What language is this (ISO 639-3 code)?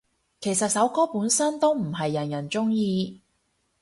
yue